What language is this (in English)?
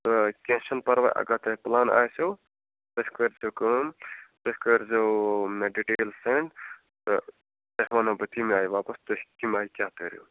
Kashmiri